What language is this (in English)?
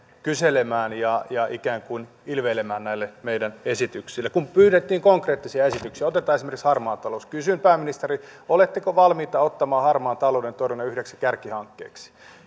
Finnish